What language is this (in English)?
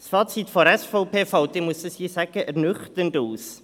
Swiss German